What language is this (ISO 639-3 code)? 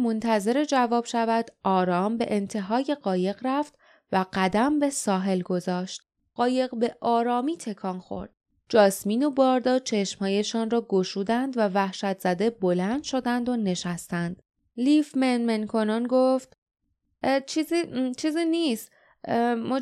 fas